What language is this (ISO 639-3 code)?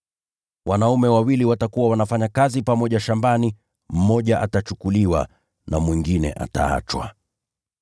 swa